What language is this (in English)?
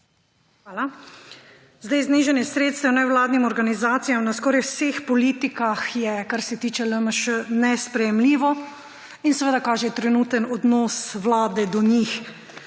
Slovenian